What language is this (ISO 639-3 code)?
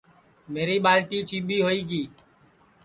ssi